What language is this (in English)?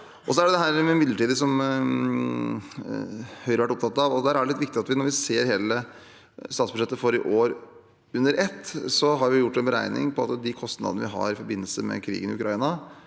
Norwegian